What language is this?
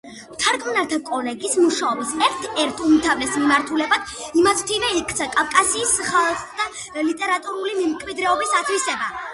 Georgian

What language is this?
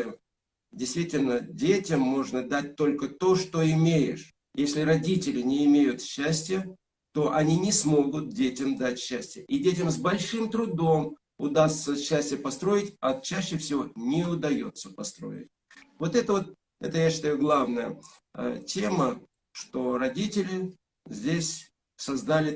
Russian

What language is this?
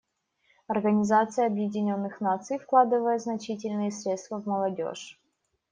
Russian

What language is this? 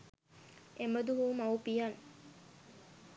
Sinhala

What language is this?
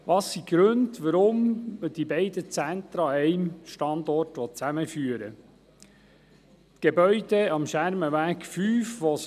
Swiss German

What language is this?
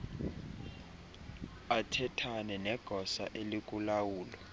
Xhosa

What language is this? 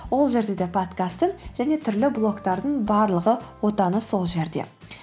Kazakh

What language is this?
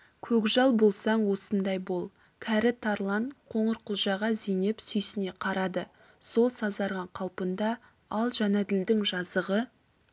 Kazakh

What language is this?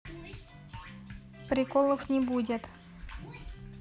Russian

